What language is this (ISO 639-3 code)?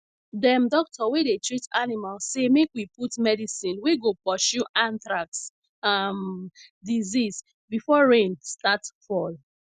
pcm